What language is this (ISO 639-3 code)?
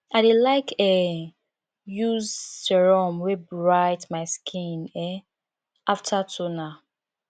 pcm